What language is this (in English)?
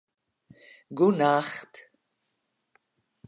Western Frisian